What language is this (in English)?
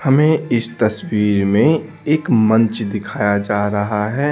Hindi